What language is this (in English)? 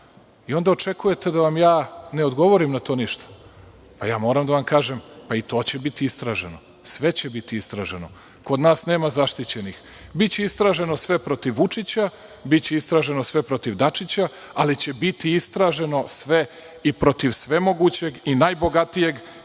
Serbian